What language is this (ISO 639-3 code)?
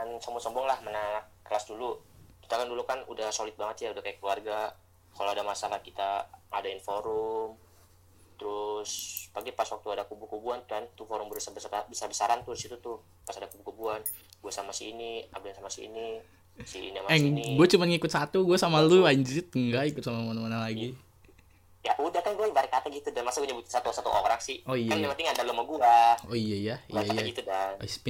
ind